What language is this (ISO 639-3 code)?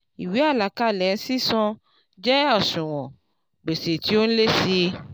yor